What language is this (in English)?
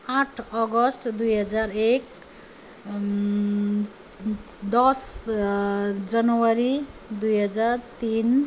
Nepali